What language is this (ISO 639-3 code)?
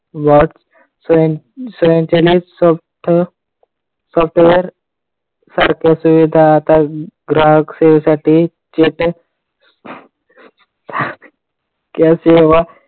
mar